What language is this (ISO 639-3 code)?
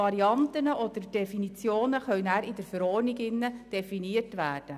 gsw